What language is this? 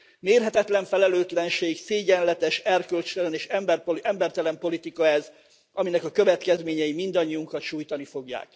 Hungarian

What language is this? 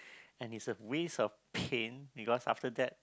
English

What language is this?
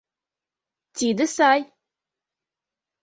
Mari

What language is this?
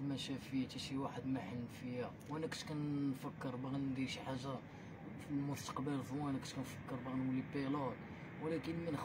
Arabic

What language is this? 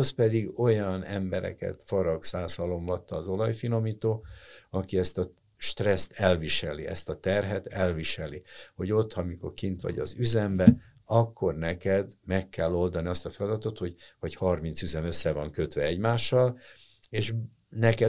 Hungarian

